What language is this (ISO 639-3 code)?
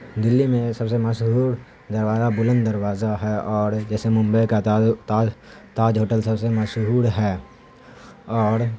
urd